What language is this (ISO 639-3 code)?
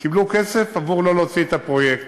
heb